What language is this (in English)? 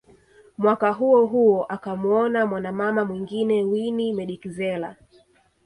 Swahili